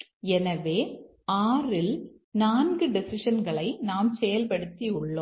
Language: Tamil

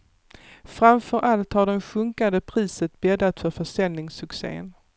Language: Swedish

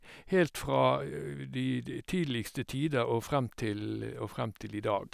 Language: Norwegian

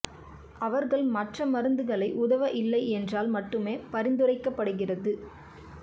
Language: Tamil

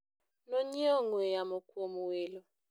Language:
Luo (Kenya and Tanzania)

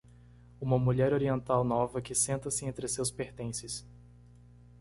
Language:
Portuguese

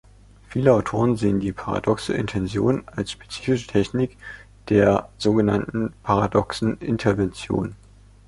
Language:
German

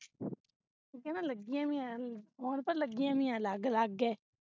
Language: Punjabi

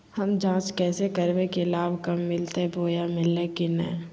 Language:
Magahi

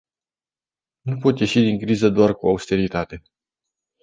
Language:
Romanian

